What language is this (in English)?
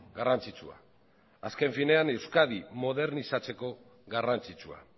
Basque